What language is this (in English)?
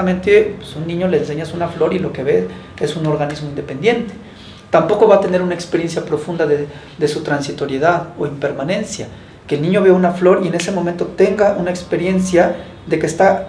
Spanish